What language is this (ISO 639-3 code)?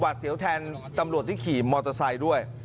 tha